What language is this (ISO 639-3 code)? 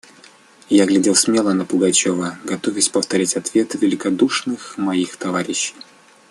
rus